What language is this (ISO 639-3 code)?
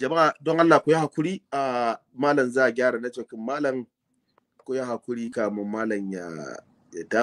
ara